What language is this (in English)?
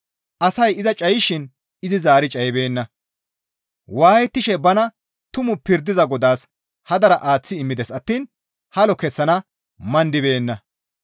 Gamo